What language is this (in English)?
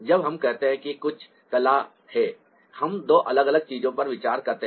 Hindi